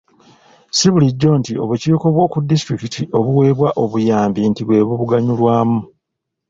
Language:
Ganda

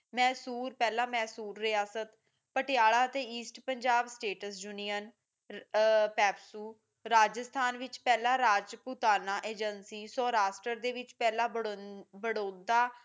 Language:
Punjabi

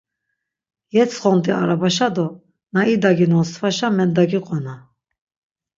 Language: Laz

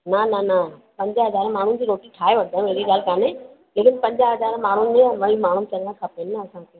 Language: Sindhi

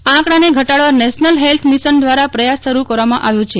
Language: Gujarati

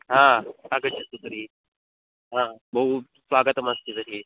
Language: Sanskrit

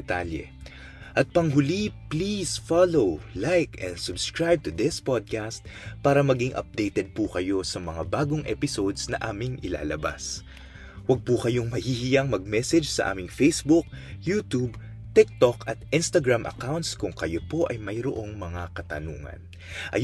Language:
Filipino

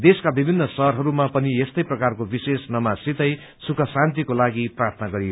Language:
Nepali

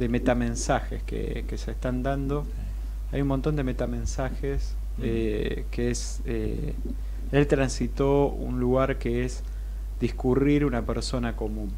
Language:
Spanish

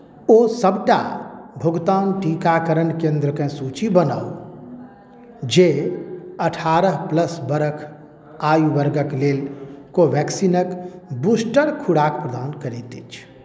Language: Maithili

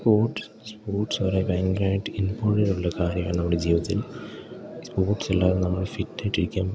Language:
Malayalam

